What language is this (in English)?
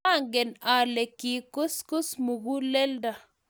Kalenjin